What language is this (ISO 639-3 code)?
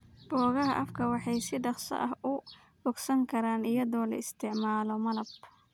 som